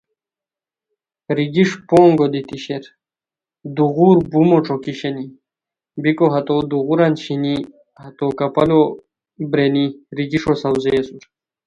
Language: Khowar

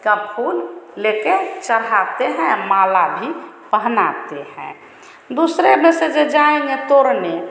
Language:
Hindi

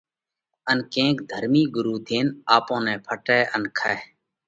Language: Parkari Koli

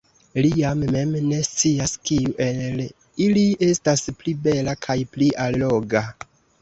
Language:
Esperanto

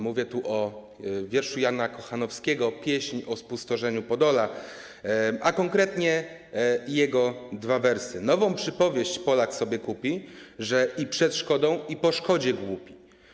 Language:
Polish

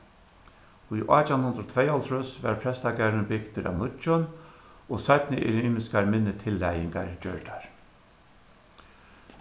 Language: Faroese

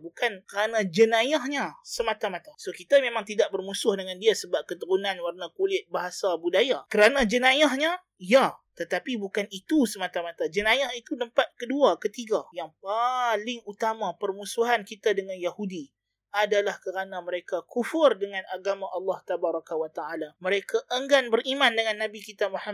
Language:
Malay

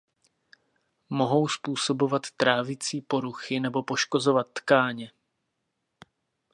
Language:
Czech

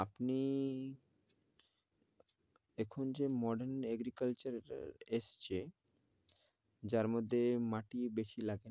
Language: Bangla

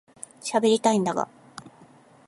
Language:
Japanese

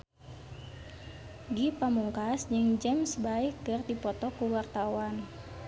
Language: Sundanese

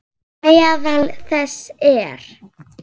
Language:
Icelandic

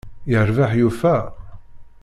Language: Kabyle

